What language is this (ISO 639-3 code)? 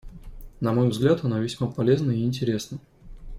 rus